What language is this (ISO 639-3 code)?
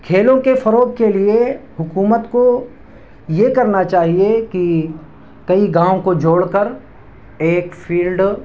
urd